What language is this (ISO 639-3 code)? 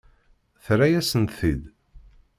kab